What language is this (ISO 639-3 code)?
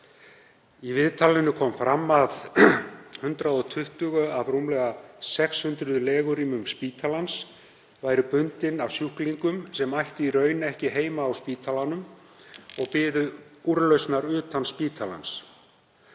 isl